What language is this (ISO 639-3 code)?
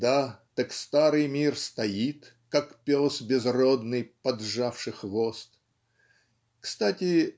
rus